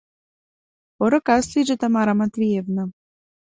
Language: Mari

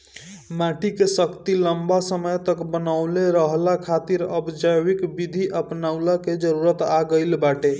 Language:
Bhojpuri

